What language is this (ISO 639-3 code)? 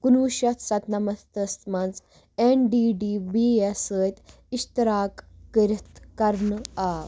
kas